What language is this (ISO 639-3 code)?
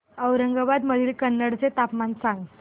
mar